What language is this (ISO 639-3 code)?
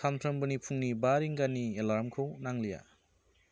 brx